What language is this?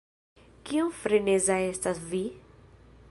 Esperanto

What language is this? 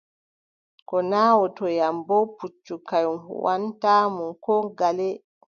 Adamawa Fulfulde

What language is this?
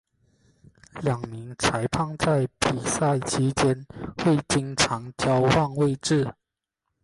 Chinese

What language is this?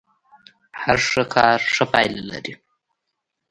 Pashto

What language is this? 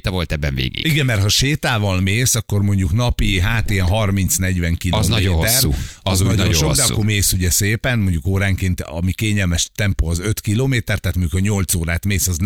Hungarian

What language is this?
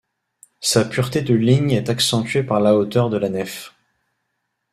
French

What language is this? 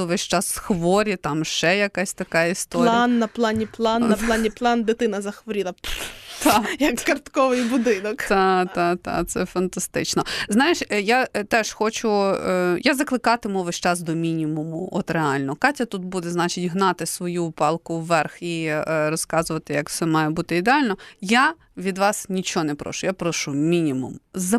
Ukrainian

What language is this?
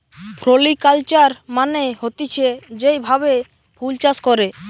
Bangla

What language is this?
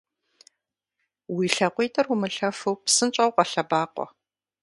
Kabardian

